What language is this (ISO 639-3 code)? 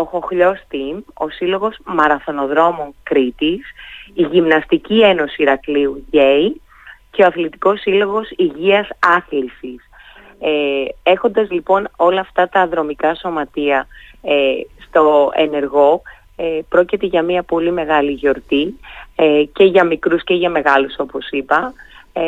ell